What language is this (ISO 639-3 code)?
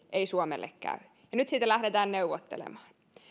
fin